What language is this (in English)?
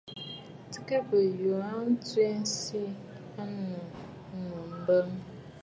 Bafut